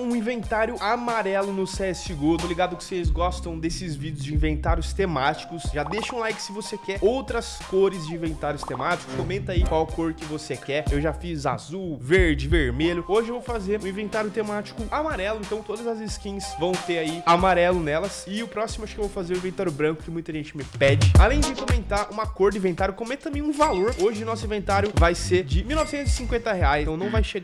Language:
Portuguese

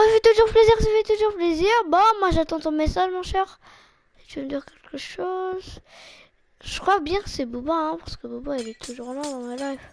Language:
French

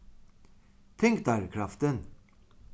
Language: Faroese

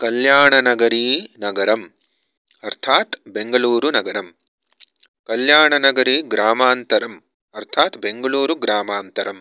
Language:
Sanskrit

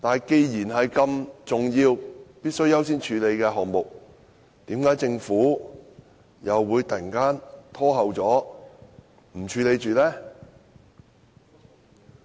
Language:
Cantonese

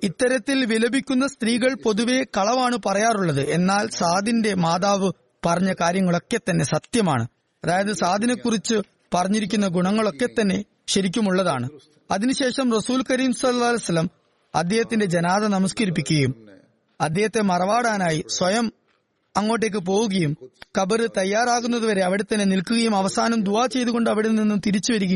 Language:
Malayalam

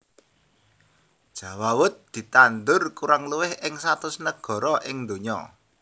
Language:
Javanese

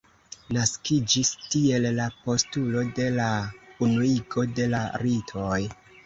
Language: Esperanto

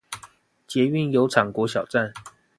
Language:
Chinese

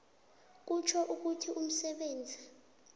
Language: South Ndebele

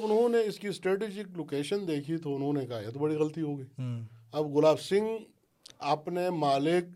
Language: Urdu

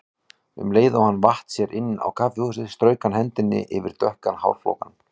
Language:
Icelandic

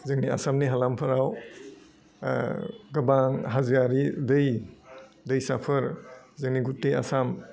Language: Bodo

